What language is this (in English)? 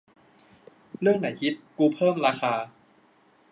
Thai